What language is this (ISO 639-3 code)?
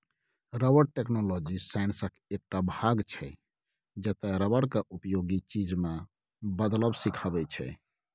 mai